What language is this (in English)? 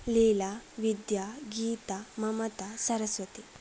Sanskrit